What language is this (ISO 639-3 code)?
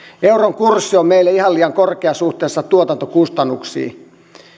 fin